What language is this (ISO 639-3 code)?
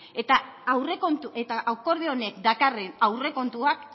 eus